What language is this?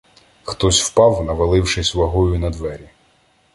Ukrainian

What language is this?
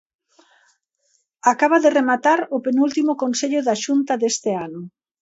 Galician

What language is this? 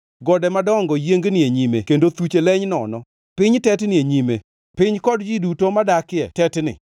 Luo (Kenya and Tanzania)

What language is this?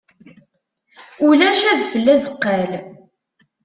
Kabyle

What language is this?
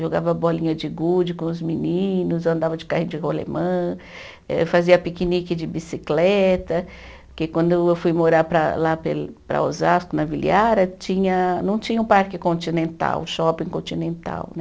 Portuguese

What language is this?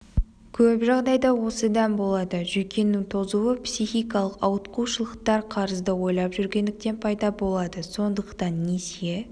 Kazakh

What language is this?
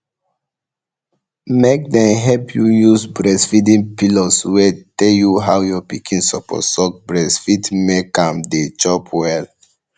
Nigerian Pidgin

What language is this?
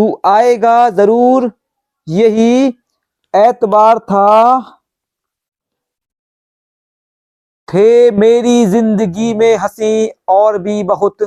Hindi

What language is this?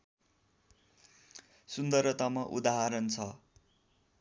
Nepali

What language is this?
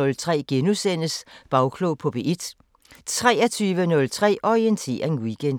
Danish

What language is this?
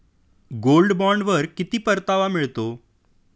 Marathi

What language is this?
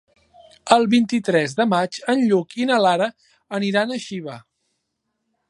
Catalan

